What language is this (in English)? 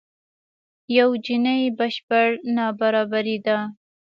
Pashto